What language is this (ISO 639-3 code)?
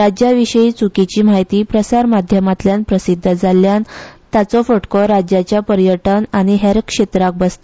kok